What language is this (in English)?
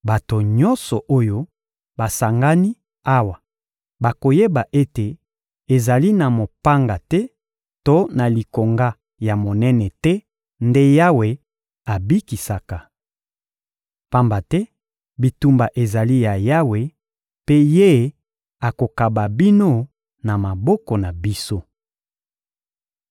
Lingala